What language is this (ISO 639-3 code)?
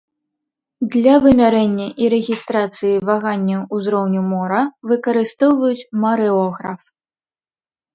bel